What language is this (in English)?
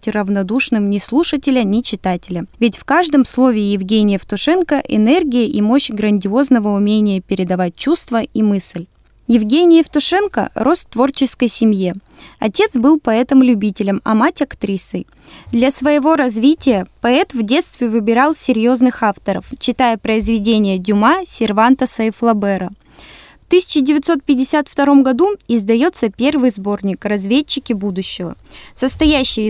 Russian